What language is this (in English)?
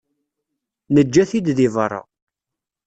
Kabyle